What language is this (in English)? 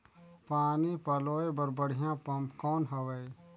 Chhattisgarhi